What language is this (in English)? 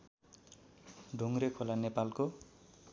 Nepali